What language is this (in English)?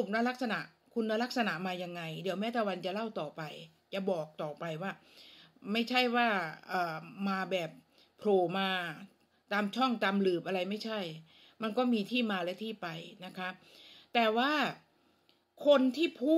Thai